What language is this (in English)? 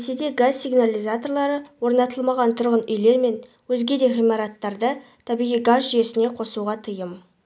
Kazakh